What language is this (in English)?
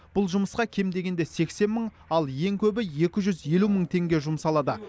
Kazakh